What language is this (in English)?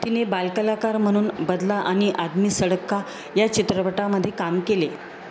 Marathi